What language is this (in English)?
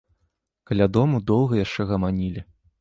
Belarusian